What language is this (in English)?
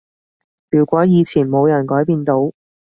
Cantonese